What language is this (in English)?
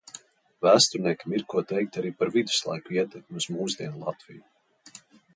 Latvian